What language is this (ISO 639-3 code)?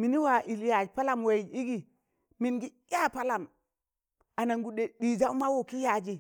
tan